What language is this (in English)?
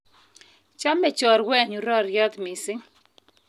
Kalenjin